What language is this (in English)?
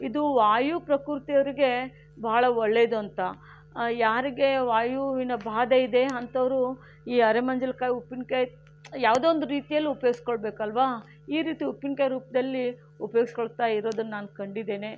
Kannada